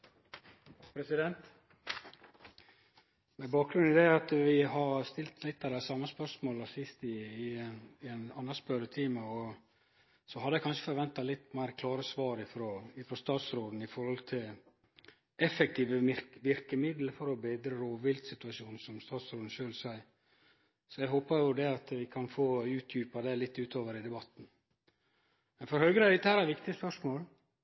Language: Norwegian Nynorsk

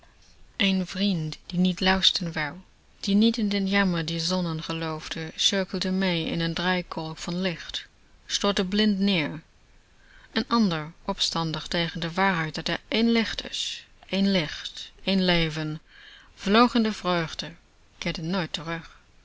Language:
Dutch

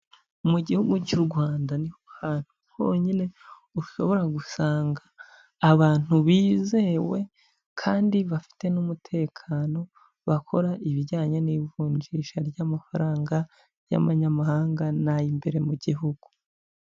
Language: Kinyarwanda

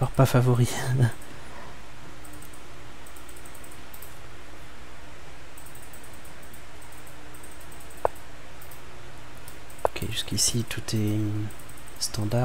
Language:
French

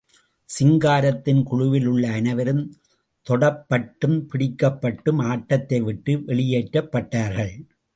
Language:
Tamil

